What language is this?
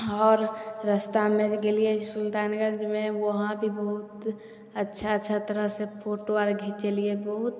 Maithili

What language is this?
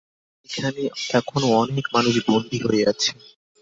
Bangla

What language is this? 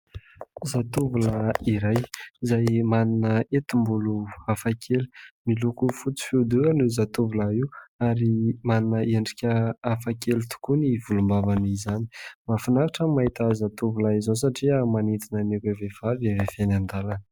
Malagasy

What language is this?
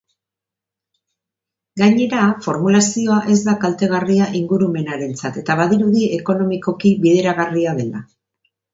Basque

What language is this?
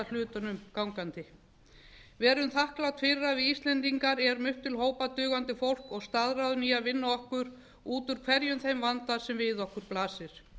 Icelandic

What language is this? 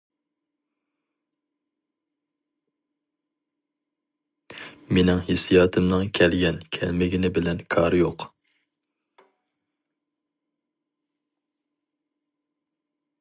Uyghur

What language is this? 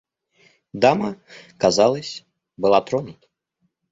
Russian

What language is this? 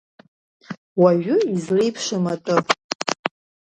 Abkhazian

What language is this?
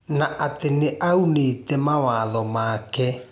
Kikuyu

